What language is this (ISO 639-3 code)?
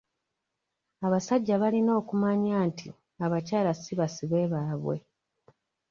lug